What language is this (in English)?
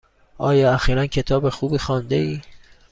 Persian